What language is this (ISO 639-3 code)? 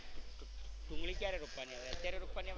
guj